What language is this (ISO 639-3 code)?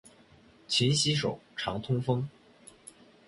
zho